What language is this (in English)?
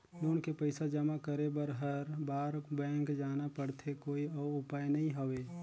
Chhattisgarhi